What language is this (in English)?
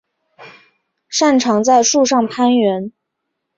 Chinese